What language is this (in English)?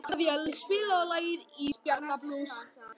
Icelandic